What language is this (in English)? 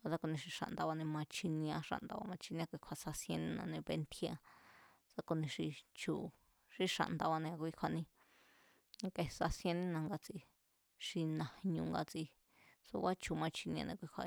Mazatlán Mazatec